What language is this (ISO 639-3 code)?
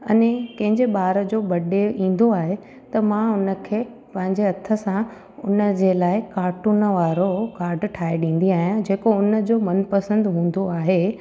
snd